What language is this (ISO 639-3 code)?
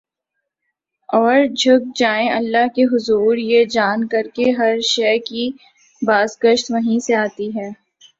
urd